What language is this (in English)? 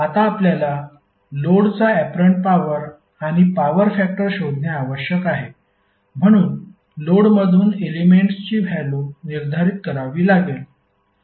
Marathi